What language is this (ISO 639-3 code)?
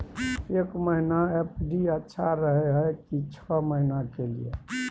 mai